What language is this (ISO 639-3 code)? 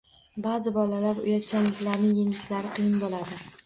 uzb